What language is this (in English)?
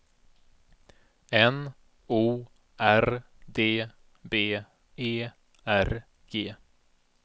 Swedish